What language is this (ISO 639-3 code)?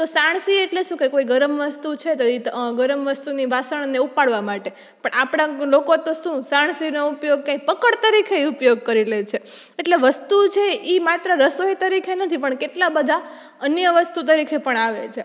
guj